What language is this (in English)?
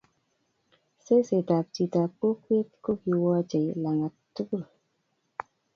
Kalenjin